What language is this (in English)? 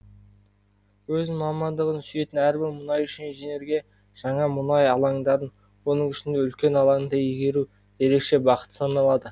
Kazakh